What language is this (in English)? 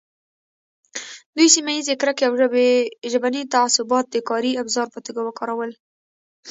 Pashto